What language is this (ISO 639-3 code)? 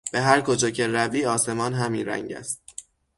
fas